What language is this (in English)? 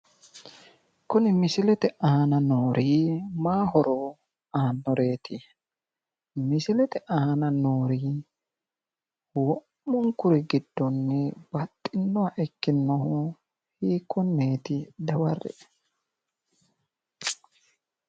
Sidamo